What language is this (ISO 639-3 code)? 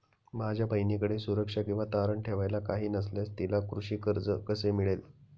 mar